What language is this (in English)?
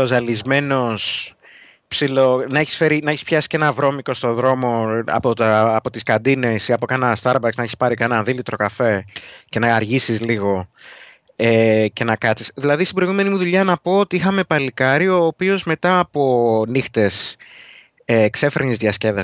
Greek